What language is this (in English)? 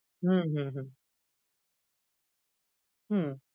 Bangla